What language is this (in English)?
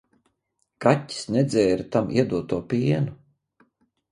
Latvian